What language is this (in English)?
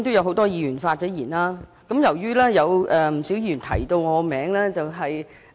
Cantonese